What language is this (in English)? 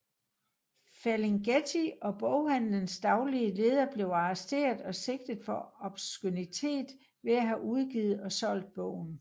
Danish